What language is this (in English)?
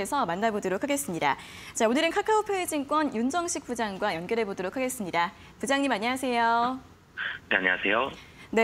Korean